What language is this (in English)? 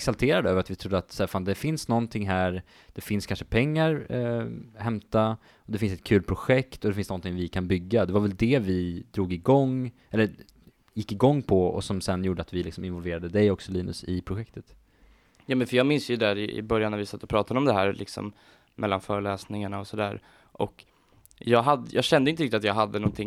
Swedish